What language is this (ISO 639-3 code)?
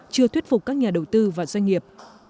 vie